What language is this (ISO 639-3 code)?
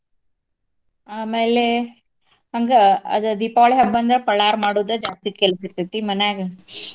kan